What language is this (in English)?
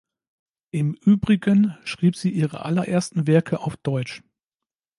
German